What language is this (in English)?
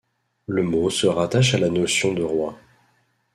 French